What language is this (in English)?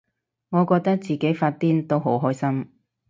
Cantonese